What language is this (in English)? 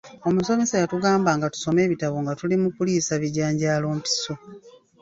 Ganda